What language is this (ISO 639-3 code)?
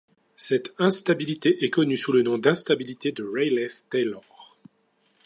fra